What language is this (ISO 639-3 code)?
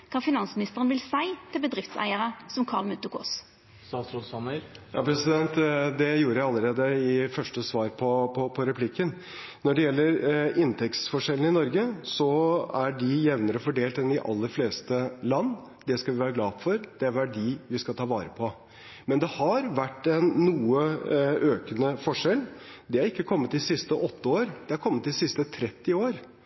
nor